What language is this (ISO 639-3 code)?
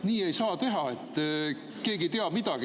est